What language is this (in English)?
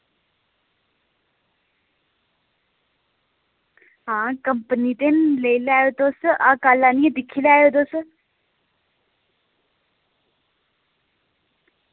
Dogri